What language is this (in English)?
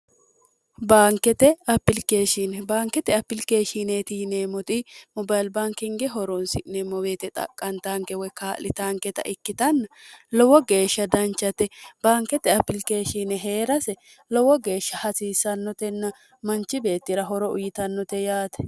Sidamo